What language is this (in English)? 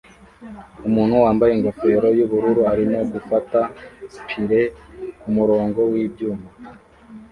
Kinyarwanda